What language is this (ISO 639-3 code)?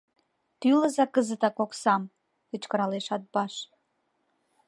chm